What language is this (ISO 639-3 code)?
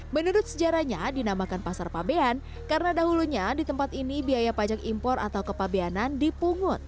ind